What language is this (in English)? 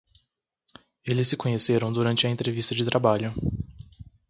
Portuguese